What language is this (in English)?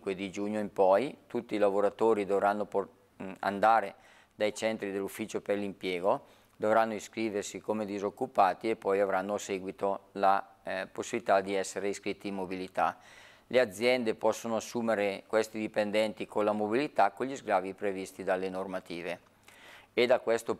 Italian